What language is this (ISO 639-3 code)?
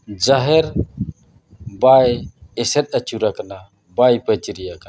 sat